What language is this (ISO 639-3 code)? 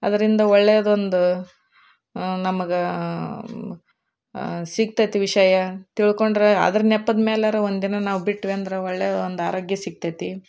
kan